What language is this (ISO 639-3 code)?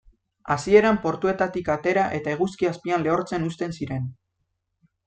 eus